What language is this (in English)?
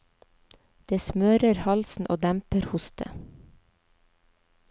Norwegian